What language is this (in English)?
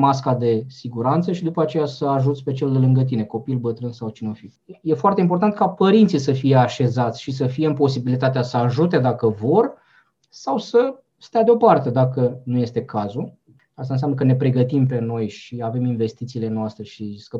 Romanian